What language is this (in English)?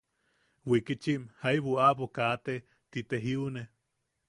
Yaqui